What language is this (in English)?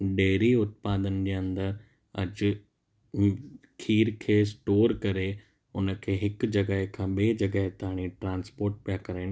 Sindhi